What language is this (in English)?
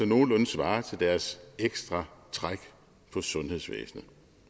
Danish